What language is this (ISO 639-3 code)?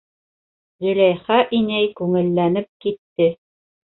bak